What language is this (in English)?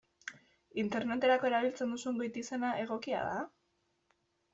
Basque